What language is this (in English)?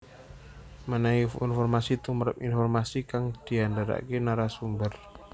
Javanese